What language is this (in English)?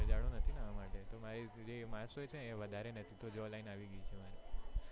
Gujarati